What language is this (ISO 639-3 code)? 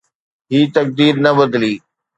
snd